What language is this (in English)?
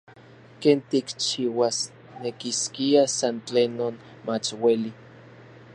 Central Puebla Nahuatl